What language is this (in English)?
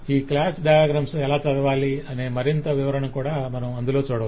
Telugu